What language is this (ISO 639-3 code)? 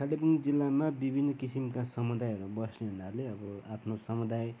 nep